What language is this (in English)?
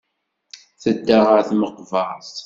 Kabyle